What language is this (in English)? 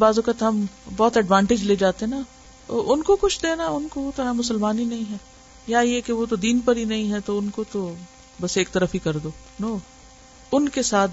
Urdu